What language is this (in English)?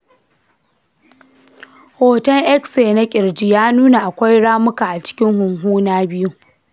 Hausa